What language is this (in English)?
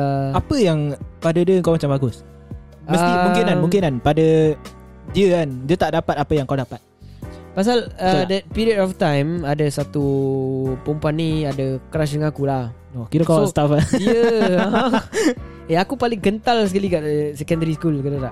Malay